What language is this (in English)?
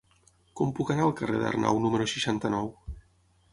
Catalan